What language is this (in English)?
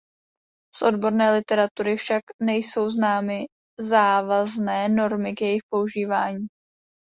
Czech